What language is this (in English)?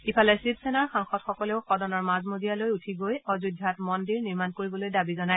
Assamese